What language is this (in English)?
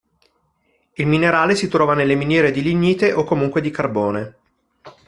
Italian